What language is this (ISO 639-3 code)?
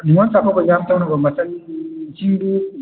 mni